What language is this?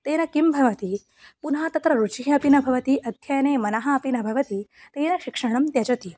Sanskrit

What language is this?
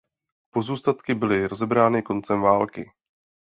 Czech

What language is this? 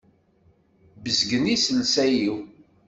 Kabyle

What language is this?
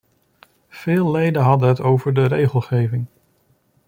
Dutch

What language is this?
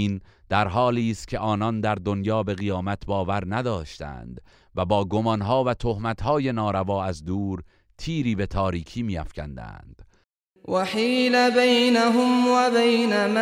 Persian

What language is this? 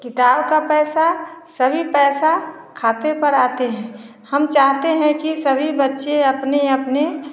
Hindi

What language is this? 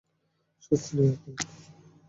Bangla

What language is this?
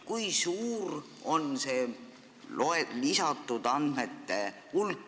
Estonian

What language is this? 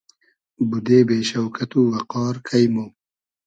Hazaragi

